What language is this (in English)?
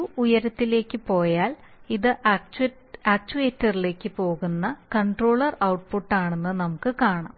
Malayalam